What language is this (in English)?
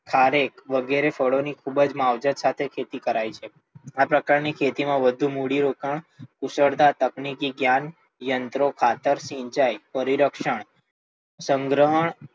Gujarati